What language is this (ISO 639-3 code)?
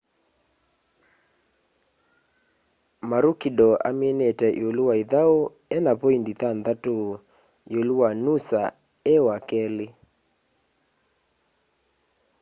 kam